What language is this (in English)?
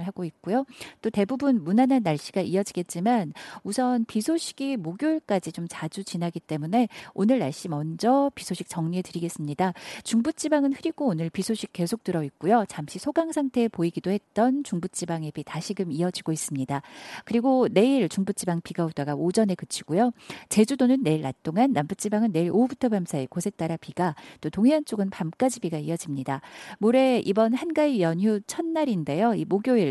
Korean